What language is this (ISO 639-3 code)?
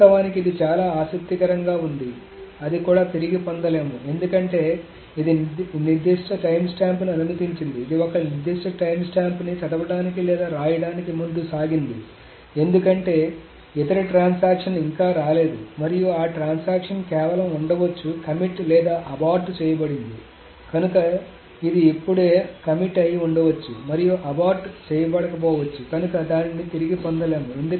tel